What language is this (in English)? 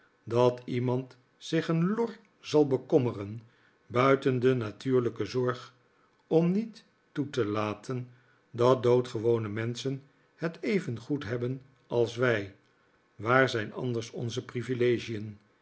Dutch